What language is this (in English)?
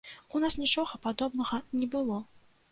Belarusian